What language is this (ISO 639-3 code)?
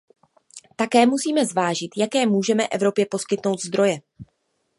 ces